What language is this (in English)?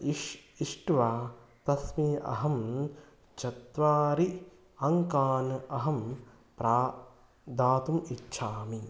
Sanskrit